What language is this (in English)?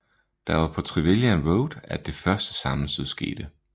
Danish